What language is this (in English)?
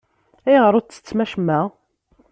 Kabyle